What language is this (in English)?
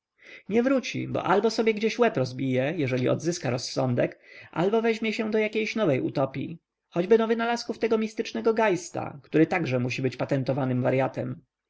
Polish